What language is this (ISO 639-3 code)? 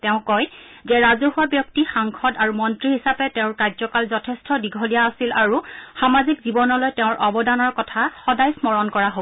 asm